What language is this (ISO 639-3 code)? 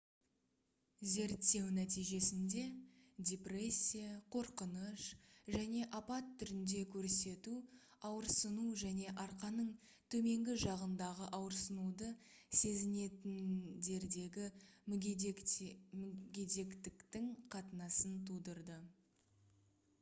kaz